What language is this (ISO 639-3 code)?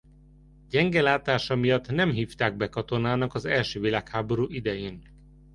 hun